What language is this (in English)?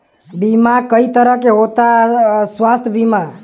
Bhojpuri